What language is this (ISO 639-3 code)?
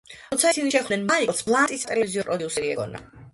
kat